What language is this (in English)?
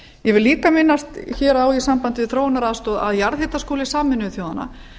Icelandic